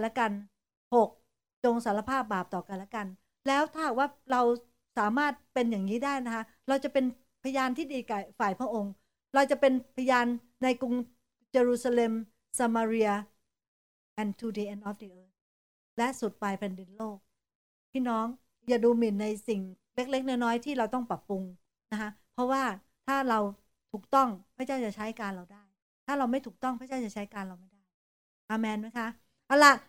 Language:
Thai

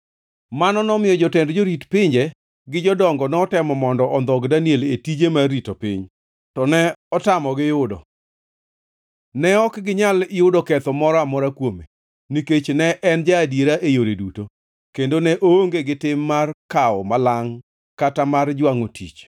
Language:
Luo (Kenya and Tanzania)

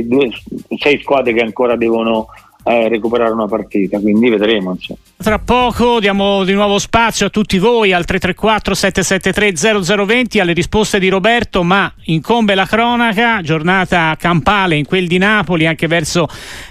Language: Italian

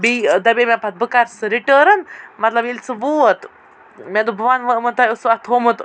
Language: Kashmiri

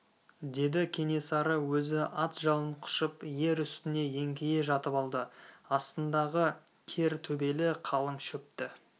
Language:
Kazakh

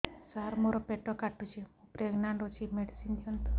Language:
Odia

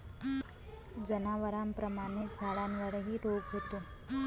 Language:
Marathi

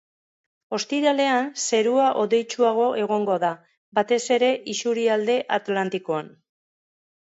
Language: Basque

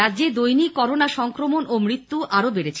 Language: Bangla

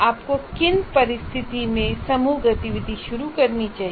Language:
Hindi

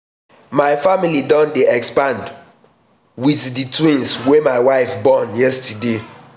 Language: Nigerian Pidgin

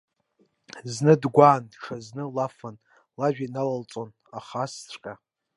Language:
Abkhazian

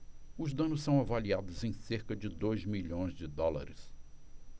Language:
Portuguese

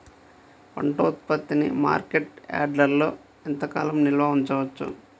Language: Telugu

